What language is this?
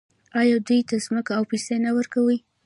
Pashto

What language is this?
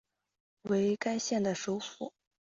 Chinese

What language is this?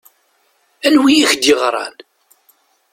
Kabyle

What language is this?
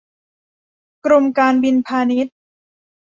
Thai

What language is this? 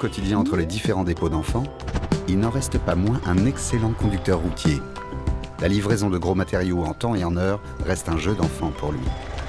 French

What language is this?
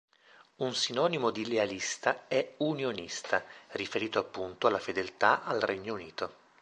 Italian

